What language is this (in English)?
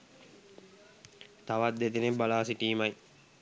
Sinhala